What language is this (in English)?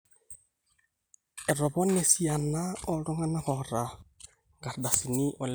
Masai